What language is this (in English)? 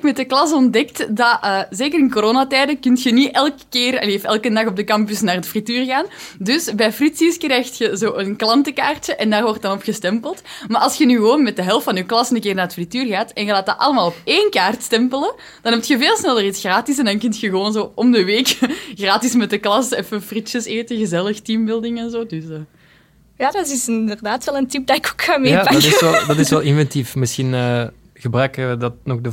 Dutch